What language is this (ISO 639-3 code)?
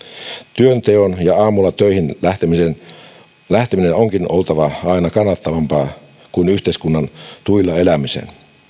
fin